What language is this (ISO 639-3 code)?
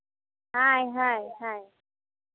sat